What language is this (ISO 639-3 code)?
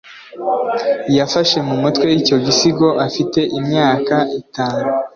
kin